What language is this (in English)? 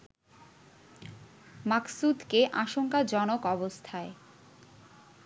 Bangla